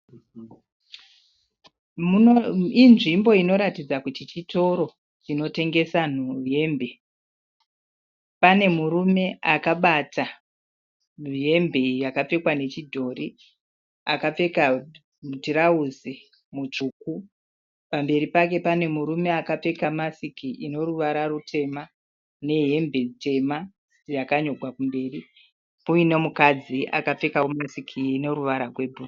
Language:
Shona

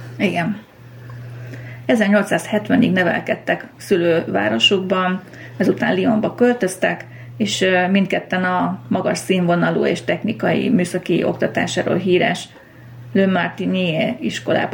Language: Hungarian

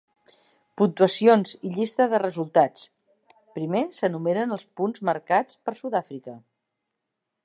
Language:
Catalan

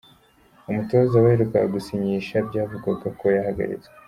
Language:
Kinyarwanda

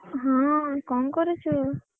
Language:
Odia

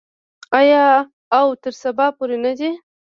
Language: Pashto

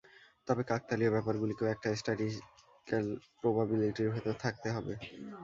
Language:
Bangla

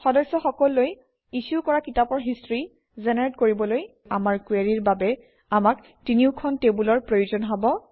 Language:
Assamese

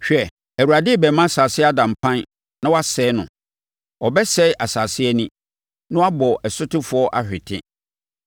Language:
Akan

